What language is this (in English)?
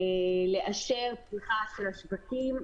Hebrew